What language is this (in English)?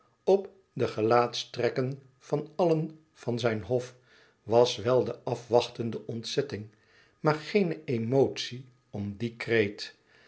Dutch